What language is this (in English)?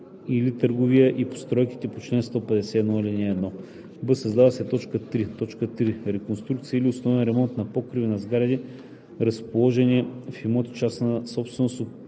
Bulgarian